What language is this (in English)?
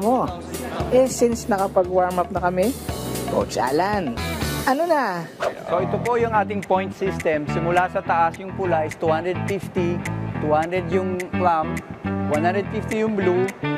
Filipino